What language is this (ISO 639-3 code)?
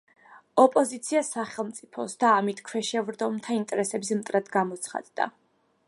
kat